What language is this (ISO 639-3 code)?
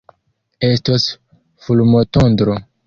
epo